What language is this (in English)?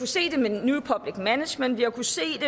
Danish